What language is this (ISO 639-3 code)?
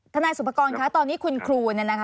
tha